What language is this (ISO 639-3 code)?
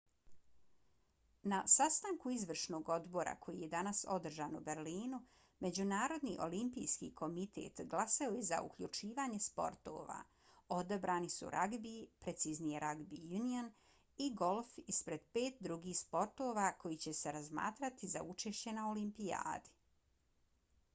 bos